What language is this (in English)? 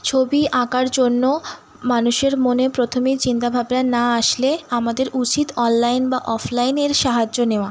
Bangla